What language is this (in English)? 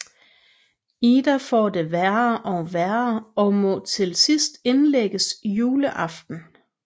Danish